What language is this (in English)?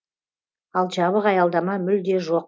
Kazakh